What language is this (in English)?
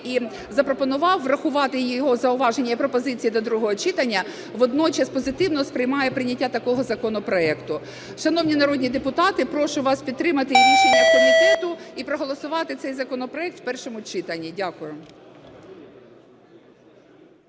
Ukrainian